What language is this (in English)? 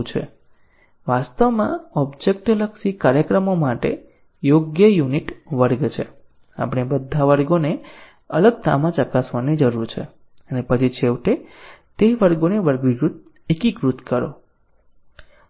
Gujarati